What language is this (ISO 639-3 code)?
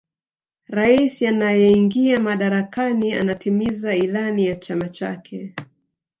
swa